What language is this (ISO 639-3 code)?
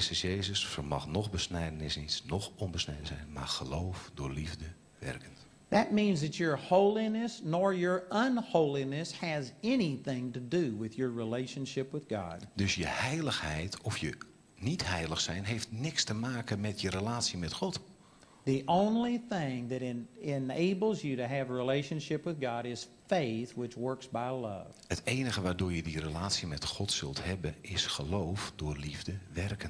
nld